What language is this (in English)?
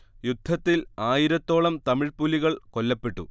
Malayalam